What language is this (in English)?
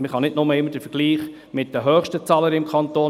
Swiss German